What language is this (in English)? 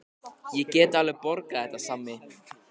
Icelandic